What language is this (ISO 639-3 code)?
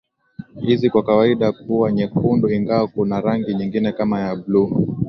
swa